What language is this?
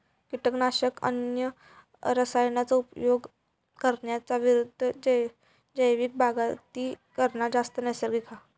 Marathi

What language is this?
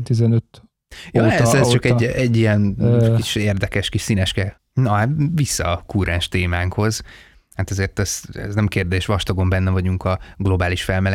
Hungarian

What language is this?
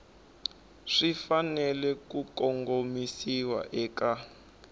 Tsonga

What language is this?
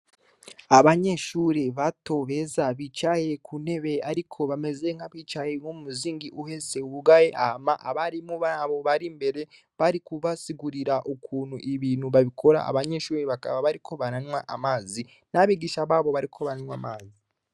Rundi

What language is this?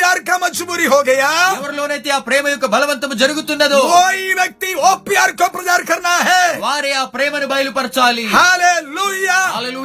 Telugu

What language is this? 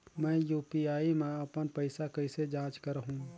Chhattisgarhi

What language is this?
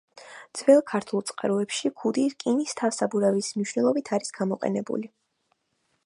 Georgian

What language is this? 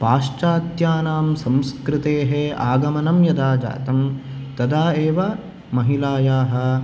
Sanskrit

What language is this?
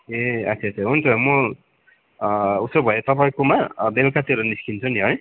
Nepali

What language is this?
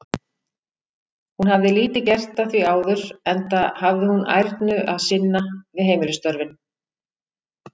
Icelandic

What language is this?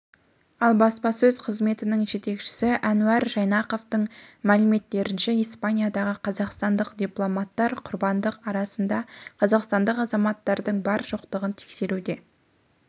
Kazakh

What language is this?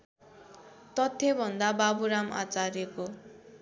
Nepali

